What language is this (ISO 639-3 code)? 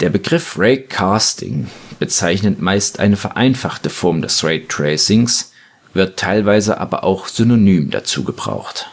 deu